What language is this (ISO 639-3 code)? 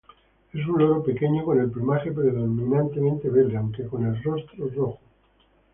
spa